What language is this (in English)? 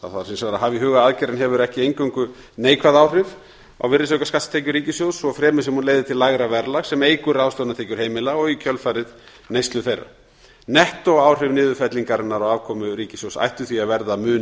Icelandic